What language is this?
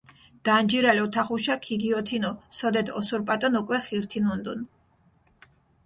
Mingrelian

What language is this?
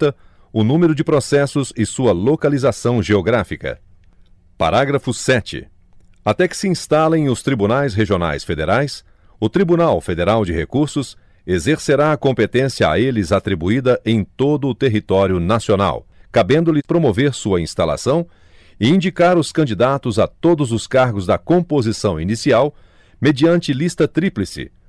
Portuguese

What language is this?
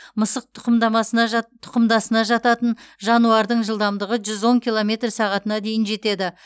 Kazakh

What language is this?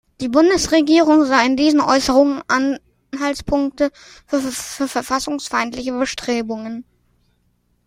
German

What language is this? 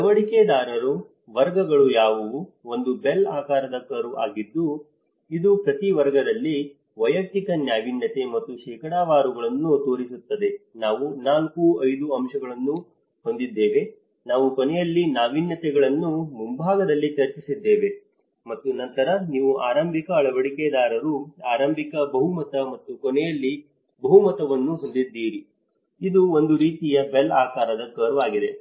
Kannada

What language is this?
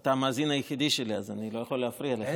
Hebrew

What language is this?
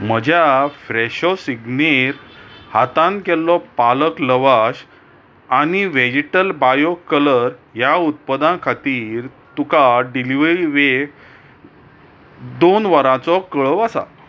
Konkani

